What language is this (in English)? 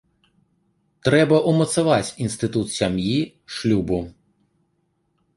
Belarusian